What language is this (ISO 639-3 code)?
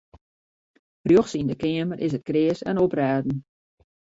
fry